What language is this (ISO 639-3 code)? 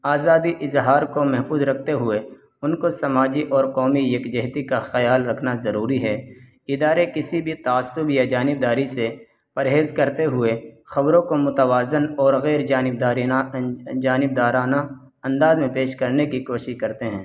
urd